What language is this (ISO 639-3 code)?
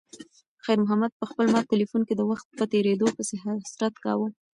pus